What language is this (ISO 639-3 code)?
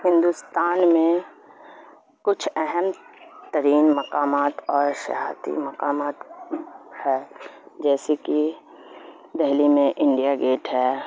urd